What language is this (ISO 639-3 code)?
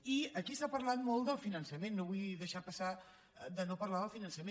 cat